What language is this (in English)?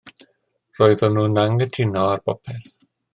Welsh